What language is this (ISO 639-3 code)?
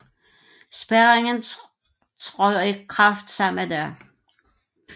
dan